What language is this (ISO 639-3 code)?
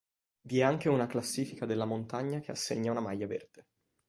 ita